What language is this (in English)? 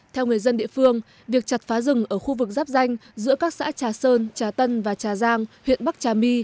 Vietnamese